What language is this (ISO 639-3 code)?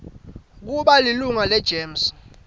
ssw